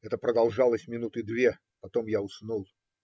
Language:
Russian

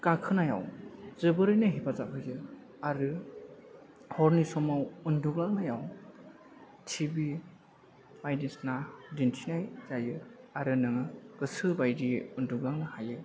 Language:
Bodo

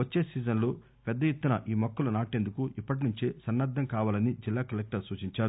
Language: Telugu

